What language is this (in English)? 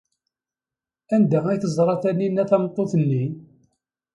Kabyle